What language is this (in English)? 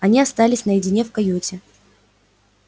Russian